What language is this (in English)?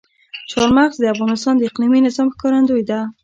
Pashto